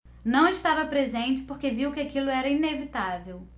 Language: Portuguese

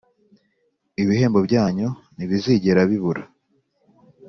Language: Kinyarwanda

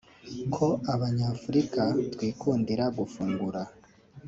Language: Kinyarwanda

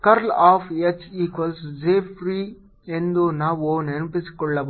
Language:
Kannada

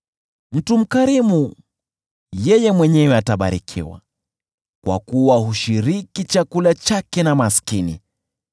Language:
Swahili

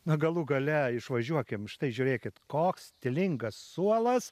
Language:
Lithuanian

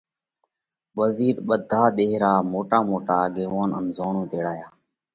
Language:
Parkari Koli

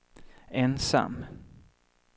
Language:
Swedish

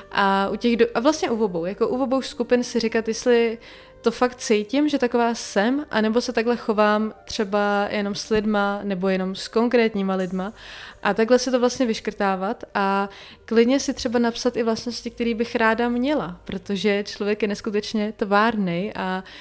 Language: Czech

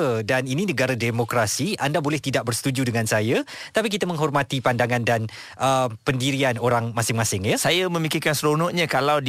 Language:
Malay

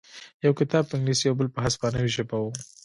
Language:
Pashto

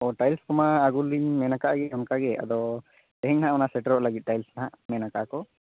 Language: Santali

